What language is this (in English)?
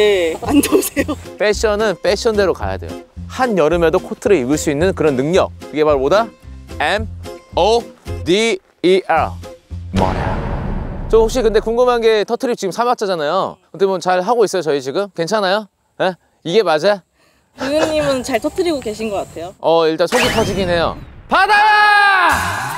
Korean